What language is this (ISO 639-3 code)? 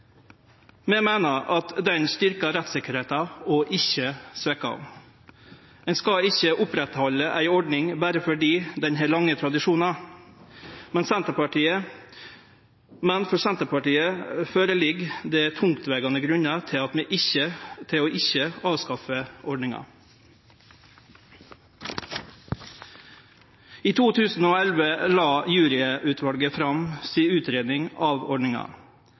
nno